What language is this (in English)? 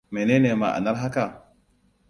Hausa